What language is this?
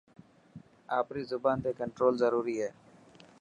Dhatki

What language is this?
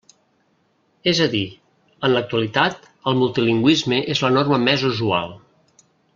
Catalan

